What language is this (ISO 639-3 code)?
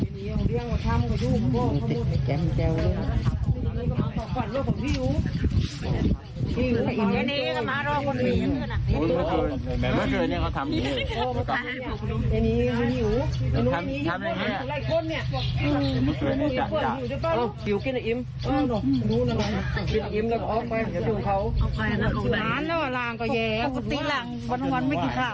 tha